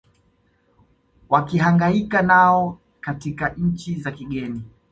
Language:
Swahili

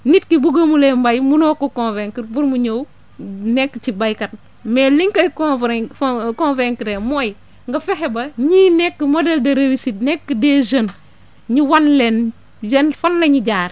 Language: Wolof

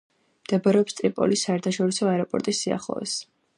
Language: Georgian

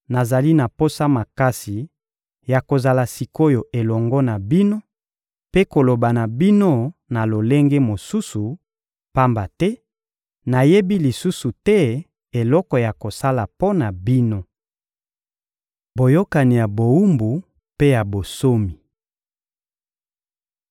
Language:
Lingala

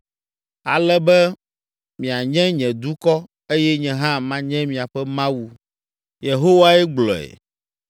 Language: Ewe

